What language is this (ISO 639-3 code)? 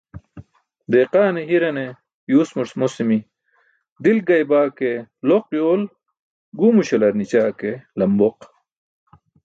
bsk